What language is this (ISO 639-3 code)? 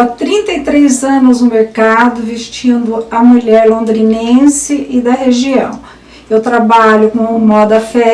por